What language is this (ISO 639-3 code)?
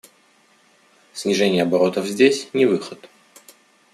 rus